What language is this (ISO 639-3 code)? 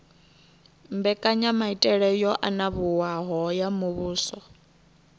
ven